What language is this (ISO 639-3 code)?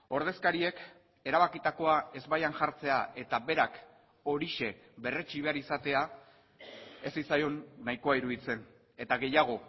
eus